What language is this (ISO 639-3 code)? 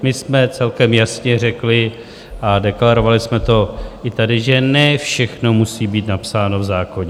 ces